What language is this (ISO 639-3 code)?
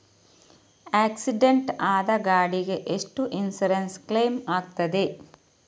kan